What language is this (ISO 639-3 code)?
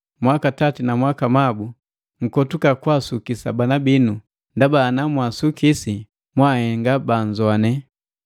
mgv